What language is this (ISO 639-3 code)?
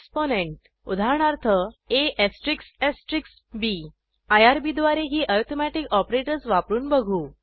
mar